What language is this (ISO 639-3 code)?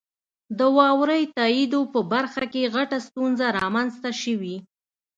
pus